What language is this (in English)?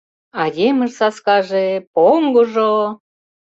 Mari